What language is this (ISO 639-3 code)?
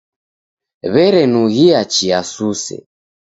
dav